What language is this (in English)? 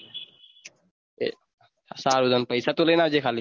Gujarati